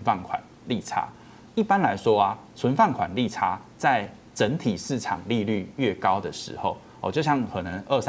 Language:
Chinese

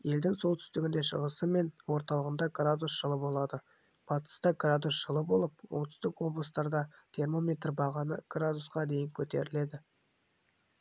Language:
Kazakh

